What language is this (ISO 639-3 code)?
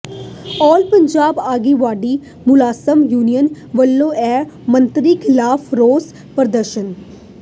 pan